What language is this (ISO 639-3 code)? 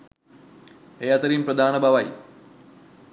sin